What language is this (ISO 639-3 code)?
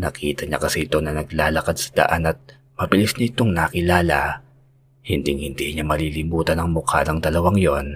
fil